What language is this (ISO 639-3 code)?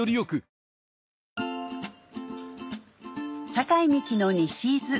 jpn